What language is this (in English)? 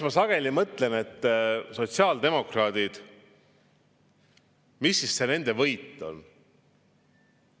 Estonian